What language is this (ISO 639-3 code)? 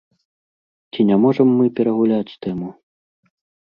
bel